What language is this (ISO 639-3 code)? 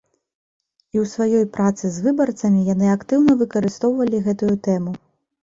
bel